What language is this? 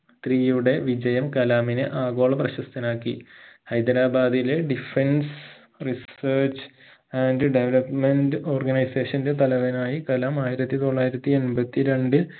Malayalam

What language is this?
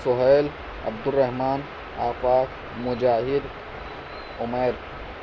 Urdu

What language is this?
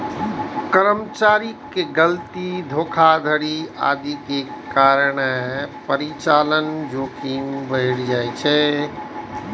Maithili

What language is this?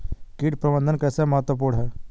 Hindi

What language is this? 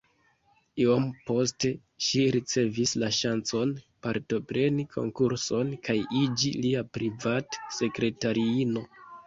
Esperanto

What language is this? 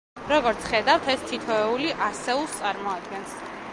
Georgian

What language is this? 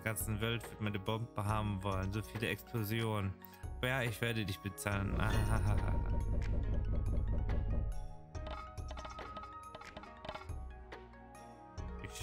German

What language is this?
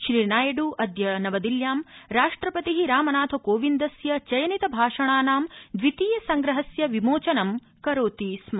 Sanskrit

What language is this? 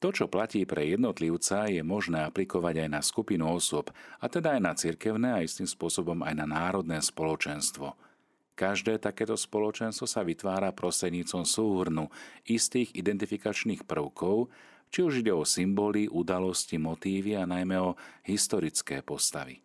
Slovak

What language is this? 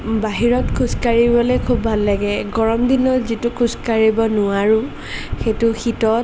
Assamese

